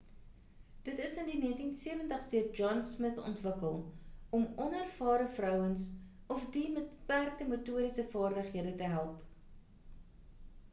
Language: Afrikaans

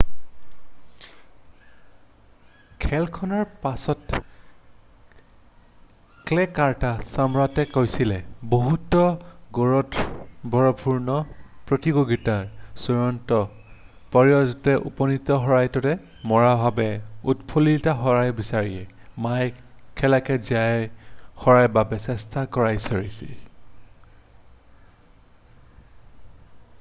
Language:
Assamese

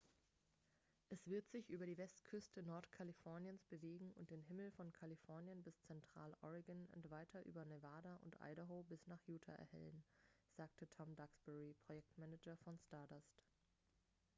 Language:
German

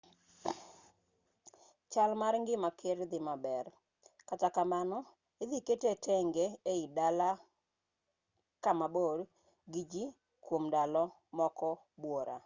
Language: Luo (Kenya and Tanzania)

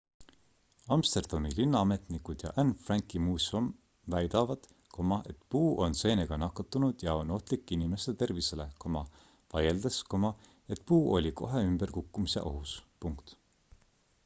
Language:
Estonian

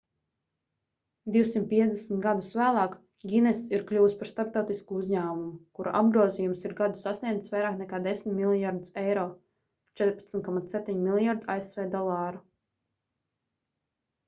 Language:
Latvian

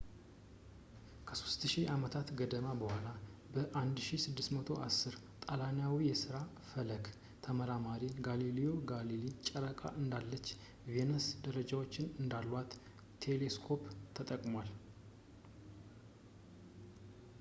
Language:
Amharic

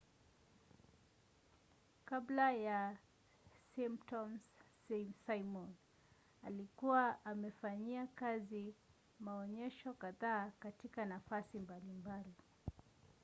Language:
Swahili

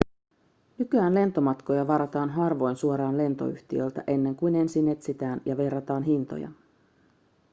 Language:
Finnish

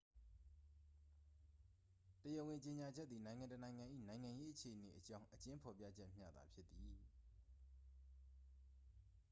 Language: Burmese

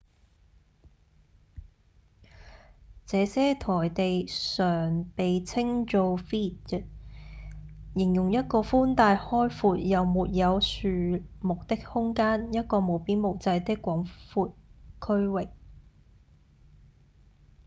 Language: Cantonese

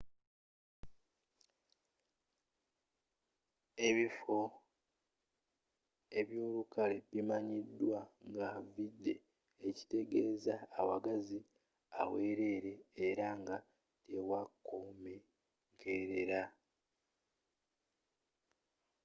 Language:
Ganda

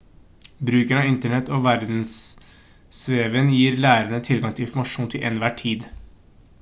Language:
Norwegian Bokmål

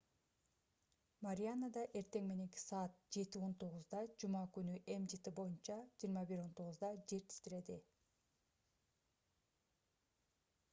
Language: Kyrgyz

